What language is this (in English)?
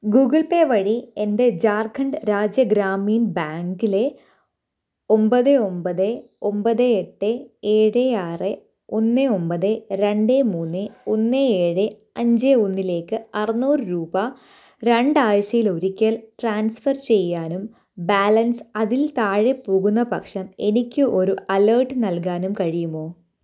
Malayalam